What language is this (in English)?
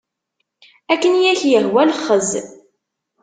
Kabyle